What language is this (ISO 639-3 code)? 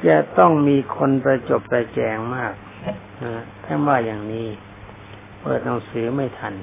tha